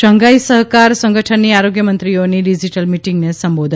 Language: Gujarati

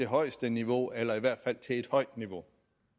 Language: Danish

